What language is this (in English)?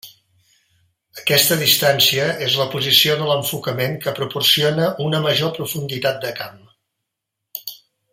Catalan